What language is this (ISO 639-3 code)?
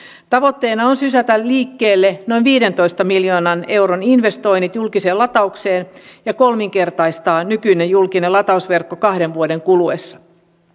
fin